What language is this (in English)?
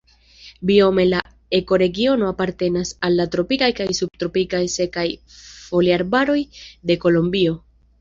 Esperanto